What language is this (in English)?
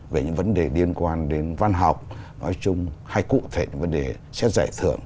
Vietnamese